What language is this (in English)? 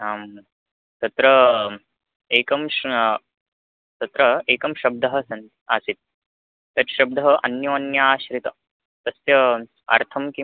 Sanskrit